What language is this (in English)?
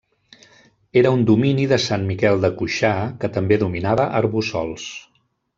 Catalan